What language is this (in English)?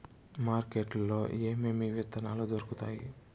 Telugu